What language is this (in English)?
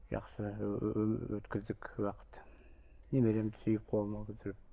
Kazakh